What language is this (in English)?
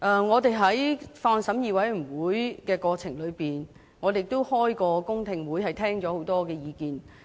Cantonese